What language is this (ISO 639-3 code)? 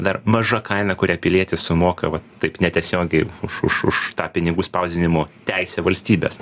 lit